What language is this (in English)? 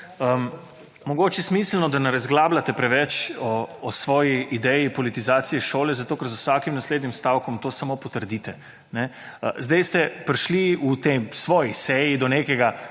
Slovenian